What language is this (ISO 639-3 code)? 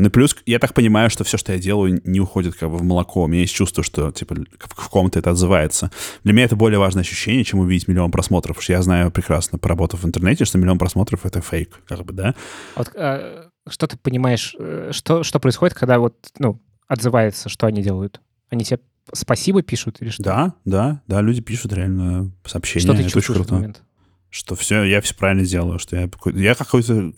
rus